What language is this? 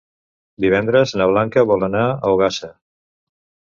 Catalan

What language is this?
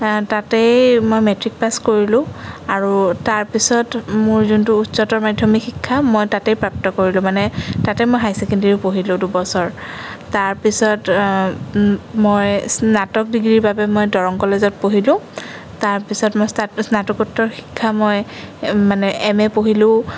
Assamese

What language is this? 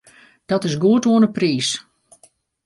Western Frisian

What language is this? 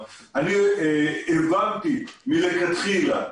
Hebrew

